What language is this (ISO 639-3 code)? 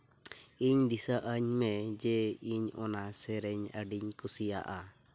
sat